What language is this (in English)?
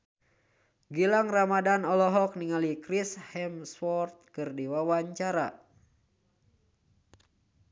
Sundanese